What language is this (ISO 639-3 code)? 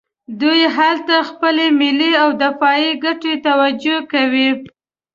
pus